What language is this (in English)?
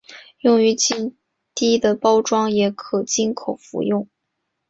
Chinese